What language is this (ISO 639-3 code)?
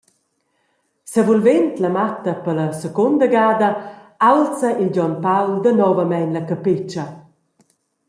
roh